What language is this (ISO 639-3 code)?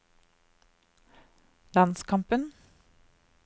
nor